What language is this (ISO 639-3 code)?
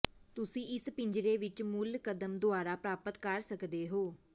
pan